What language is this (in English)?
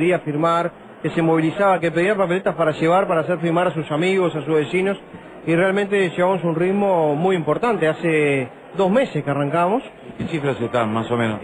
Spanish